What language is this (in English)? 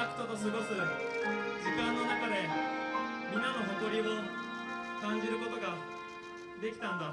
Japanese